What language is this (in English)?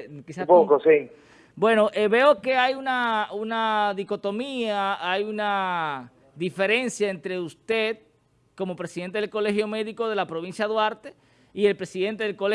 Spanish